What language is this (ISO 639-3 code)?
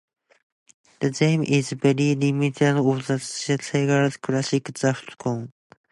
eng